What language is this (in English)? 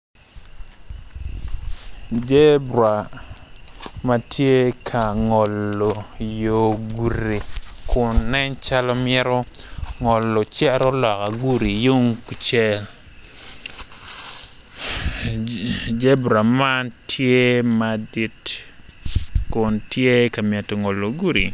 Acoli